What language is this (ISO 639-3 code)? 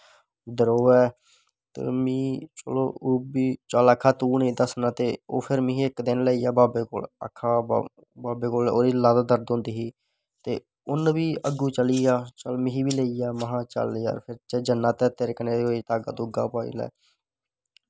doi